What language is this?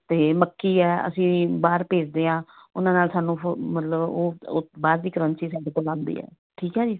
Punjabi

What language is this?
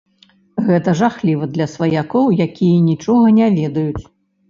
Belarusian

